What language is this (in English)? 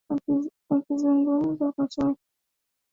Swahili